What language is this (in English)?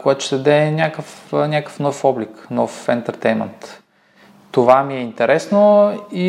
Bulgarian